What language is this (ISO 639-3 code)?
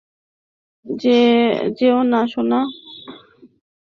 ben